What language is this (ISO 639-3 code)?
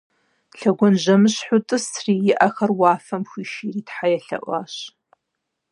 kbd